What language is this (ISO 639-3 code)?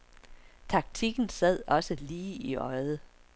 dan